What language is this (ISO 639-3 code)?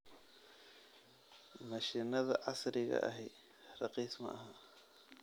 som